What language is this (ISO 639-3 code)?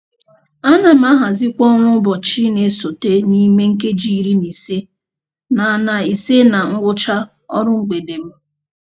ibo